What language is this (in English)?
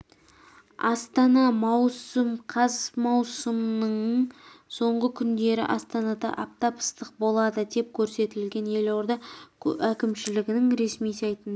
Kazakh